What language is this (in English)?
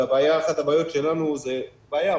Hebrew